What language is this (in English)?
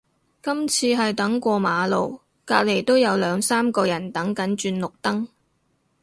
Cantonese